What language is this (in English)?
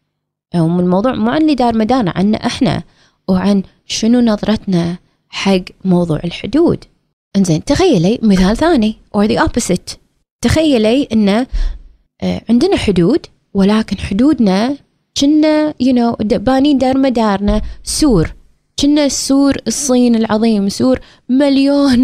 Arabic